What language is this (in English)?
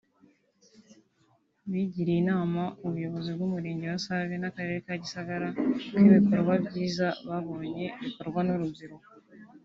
Kinyarwanda